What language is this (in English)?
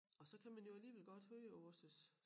Danish